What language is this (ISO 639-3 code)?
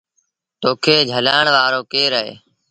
sbn